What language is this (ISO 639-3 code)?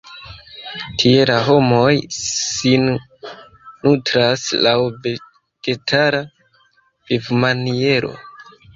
epo